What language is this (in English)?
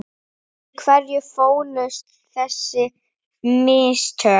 Icelandic